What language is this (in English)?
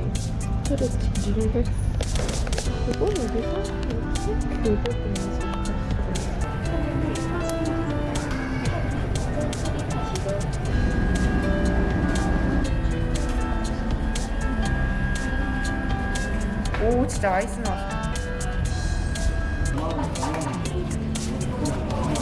Korean